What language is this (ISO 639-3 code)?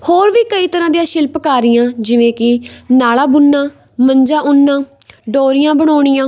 pan